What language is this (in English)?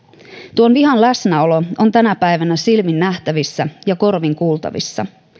Finnish